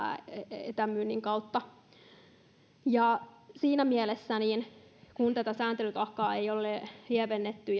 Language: Finnish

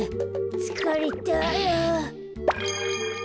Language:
Japanese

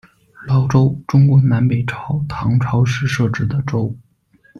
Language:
Chinese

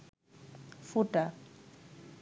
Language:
Bangla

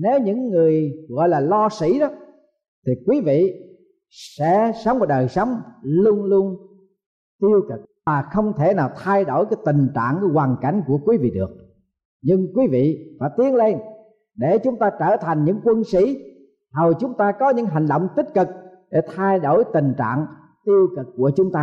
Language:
Vietnamese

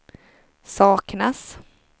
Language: Swedish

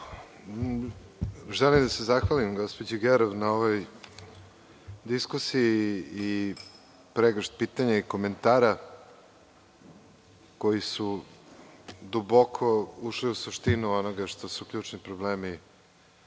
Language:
Serbian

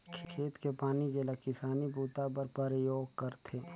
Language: Chhattisgarhi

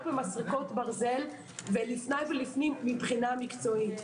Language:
Hebrew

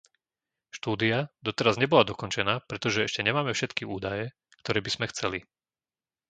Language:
Slovak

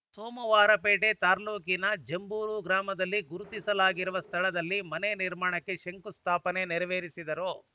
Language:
Kannada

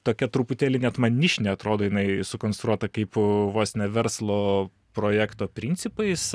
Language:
Lithuanian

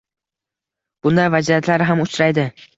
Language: Uzbek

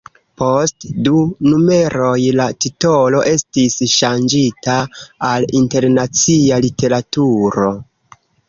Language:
Esperanto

